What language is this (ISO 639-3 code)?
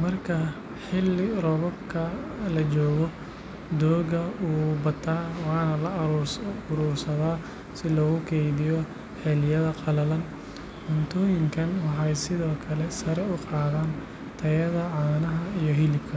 som